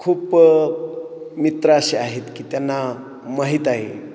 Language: Marathi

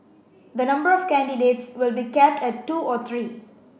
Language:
English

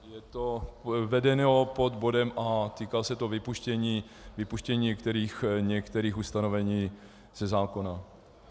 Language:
Czech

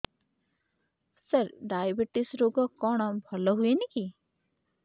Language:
Odia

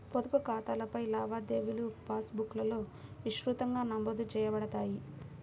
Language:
Telugu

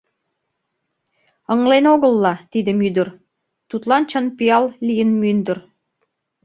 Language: Mari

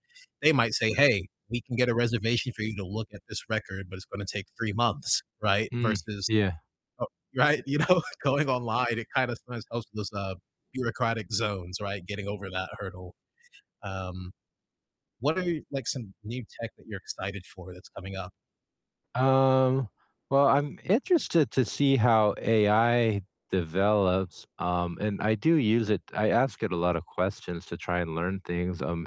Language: English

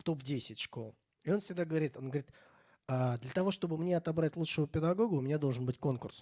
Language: Russian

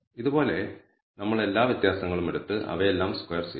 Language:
Malayalam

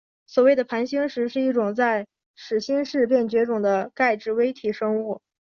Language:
Chinese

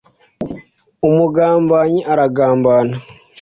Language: Kinyarwanda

